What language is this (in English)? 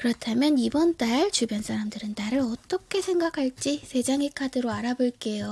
Korean